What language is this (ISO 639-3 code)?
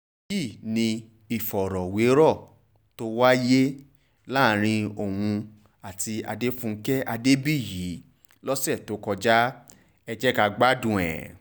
yor